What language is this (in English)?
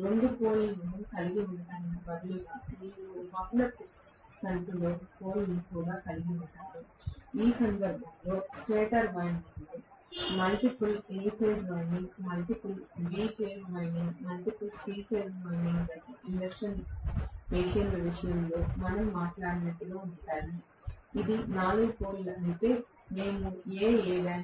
Telugu